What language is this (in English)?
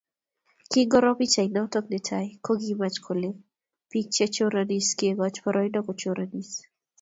Kalenjin